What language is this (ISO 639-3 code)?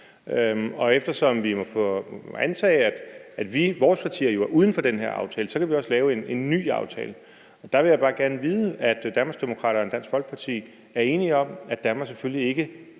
dan